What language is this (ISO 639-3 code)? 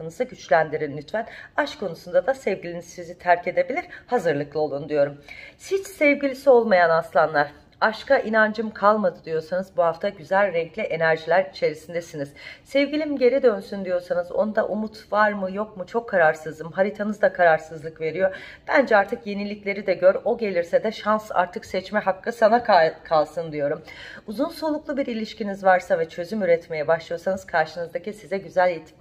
tur